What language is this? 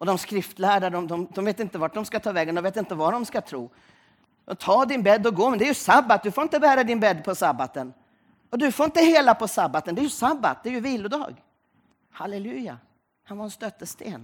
Swedish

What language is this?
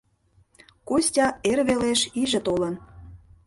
Mari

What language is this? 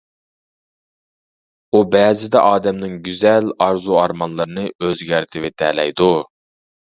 Uyghur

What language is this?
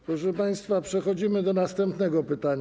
Polish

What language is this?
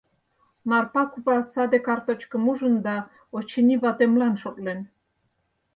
Mari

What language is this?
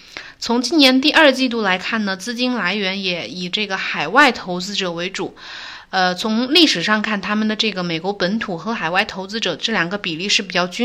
Chinese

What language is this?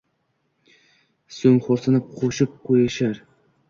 Uzbek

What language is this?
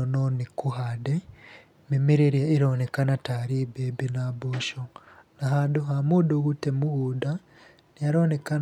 Kikuyu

